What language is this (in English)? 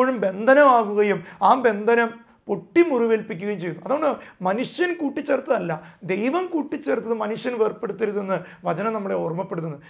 Malayalam